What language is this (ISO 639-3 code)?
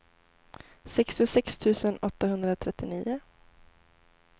swe